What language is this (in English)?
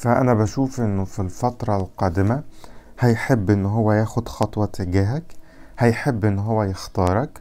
Arabic